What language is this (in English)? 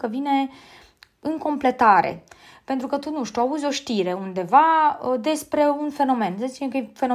Romanian